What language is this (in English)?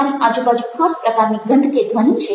Gujarati